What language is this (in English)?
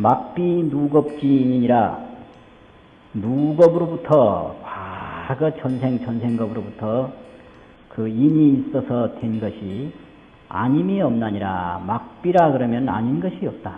Korean